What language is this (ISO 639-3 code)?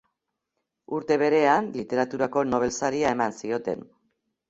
eus